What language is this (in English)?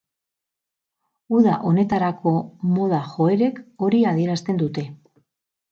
Basque